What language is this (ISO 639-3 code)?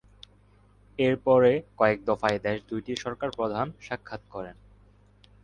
ben